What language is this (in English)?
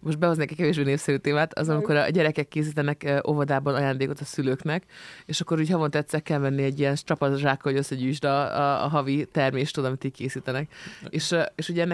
Hungarian